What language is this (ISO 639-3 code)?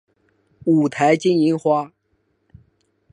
zho